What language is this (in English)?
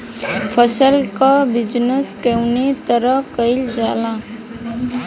Bhojpuri